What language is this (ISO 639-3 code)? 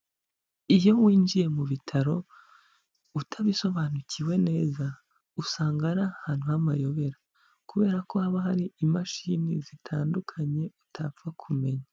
kin